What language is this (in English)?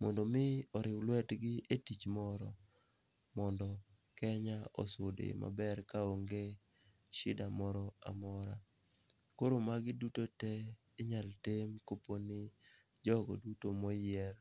Luo (Kenya and Tanzania)